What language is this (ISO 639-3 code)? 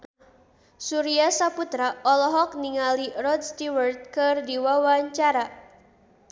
sun